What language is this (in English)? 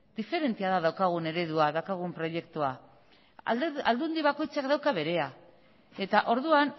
Basque